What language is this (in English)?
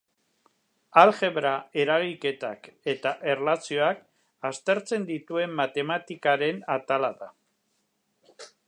Basque